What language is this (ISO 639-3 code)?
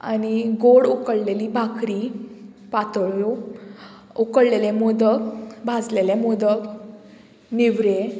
kok